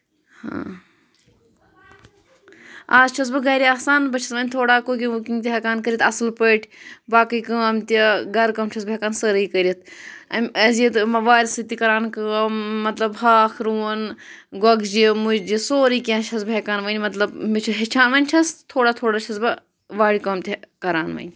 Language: Kashmiri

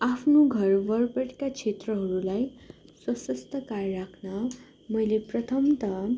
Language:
Nepali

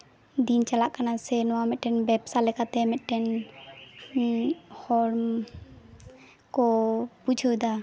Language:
Santali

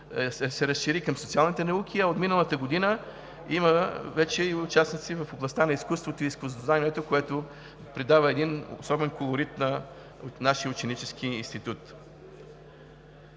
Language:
Bulgarian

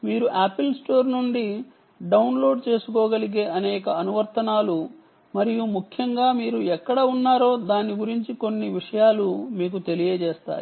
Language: Telugu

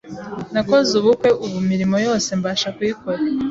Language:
Kinyarwanda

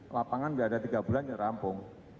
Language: Indonesian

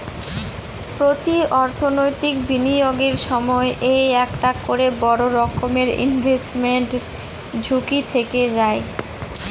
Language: Bangla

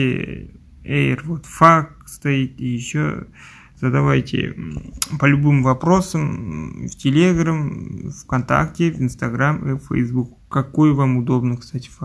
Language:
Russian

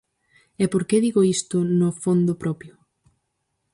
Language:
Galician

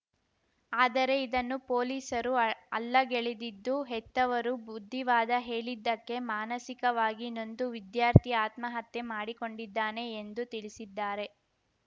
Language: Kannada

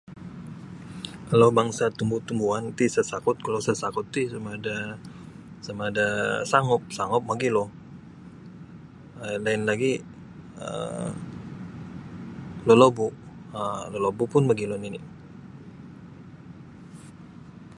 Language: Sabah Bisaya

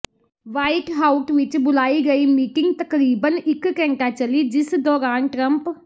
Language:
Punjabi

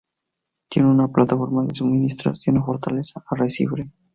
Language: Spanish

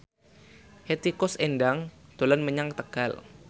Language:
Javanese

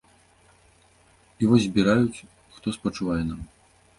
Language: Belarusian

